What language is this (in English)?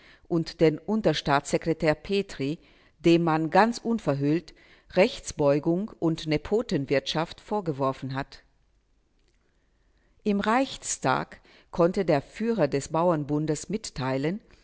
German